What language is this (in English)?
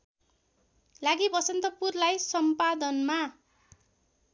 Nepali